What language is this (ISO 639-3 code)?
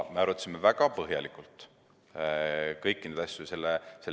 est